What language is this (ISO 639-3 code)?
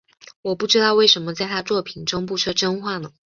zho